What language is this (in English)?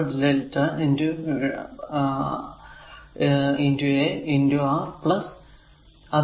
Malayalam